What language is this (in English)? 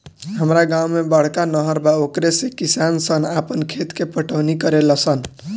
Bhojpuri